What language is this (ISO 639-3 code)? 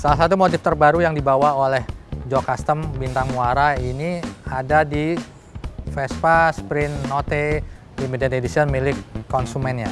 ind